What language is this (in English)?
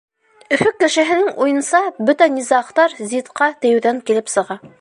Bashkir